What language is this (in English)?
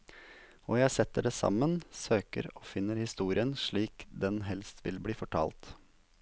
Norwegian